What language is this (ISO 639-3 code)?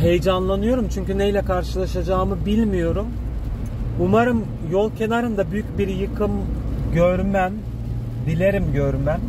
tur